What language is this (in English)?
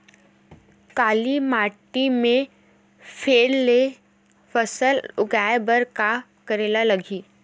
Chhattisgarhi